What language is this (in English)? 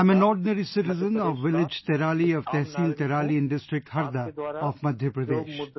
English